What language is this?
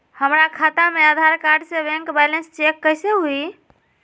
Magahi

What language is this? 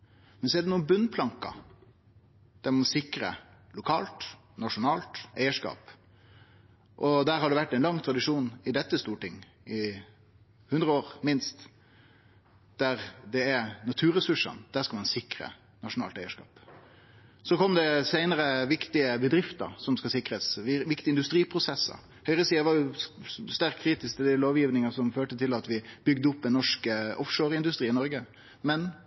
Norwegian Nynorsk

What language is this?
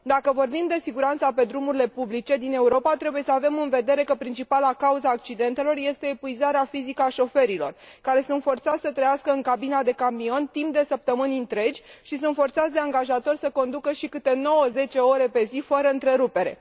Romanian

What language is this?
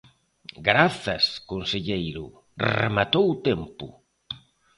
Galician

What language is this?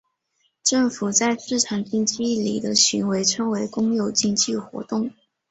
Chinese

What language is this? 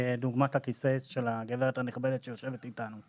Hebrew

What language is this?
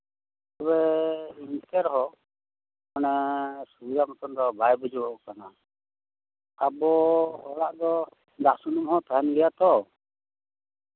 Santali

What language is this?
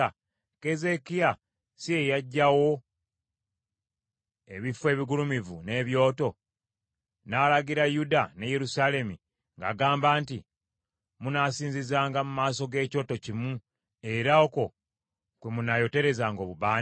Ganda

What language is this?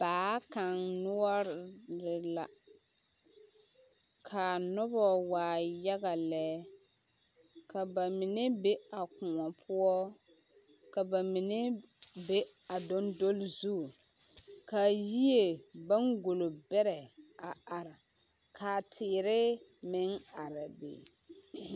Southern Dagaare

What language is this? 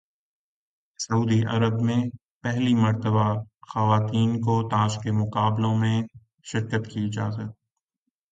Urdu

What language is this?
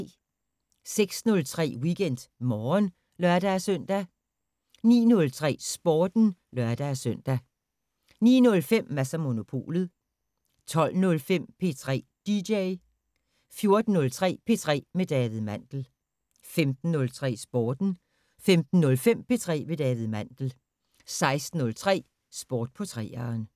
Danish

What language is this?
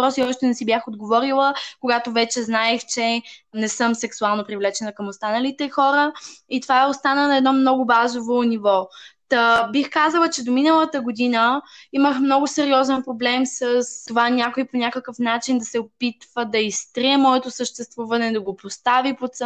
Bulgarian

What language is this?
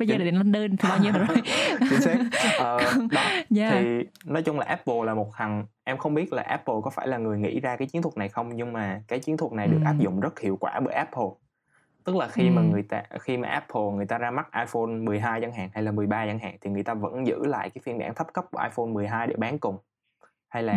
Vietnamese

